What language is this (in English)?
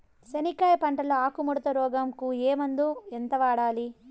Telugu